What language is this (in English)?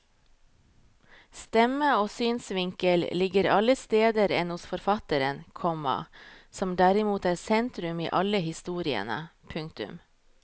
Norwegian